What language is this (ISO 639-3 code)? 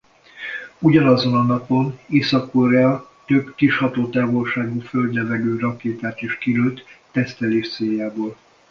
hun